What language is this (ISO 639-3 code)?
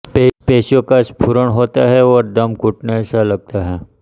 hin